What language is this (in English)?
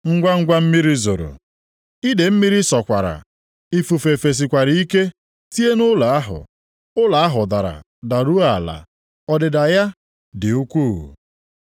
Igbo